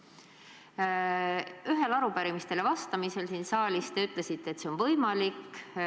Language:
Estonian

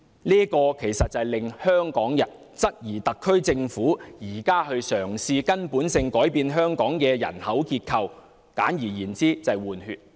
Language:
Cantonese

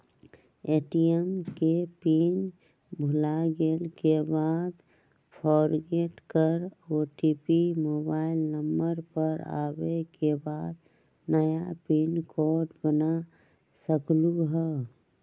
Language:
Magahi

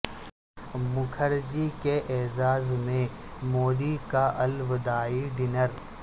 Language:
Urdu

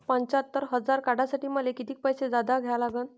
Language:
Marathi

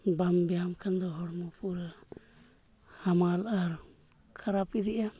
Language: Santali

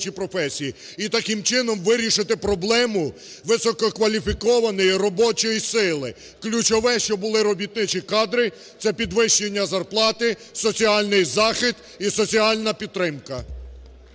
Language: Ukrainian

